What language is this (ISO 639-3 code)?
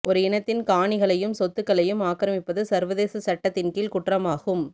tam